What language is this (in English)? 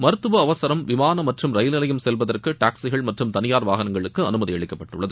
Tamil